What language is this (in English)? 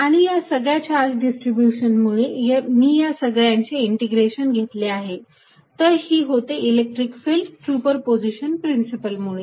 Marathi